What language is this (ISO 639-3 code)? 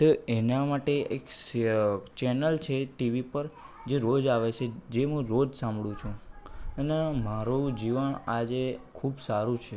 guj